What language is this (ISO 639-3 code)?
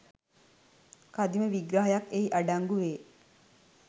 sin